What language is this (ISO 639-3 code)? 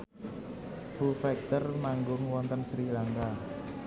jav